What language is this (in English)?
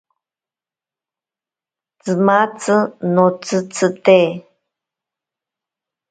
Ashéninka Perené